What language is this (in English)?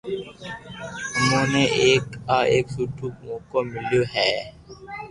Loarki